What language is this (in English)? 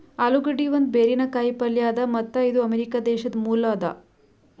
Kannada